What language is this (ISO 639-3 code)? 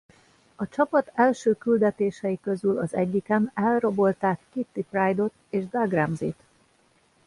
hun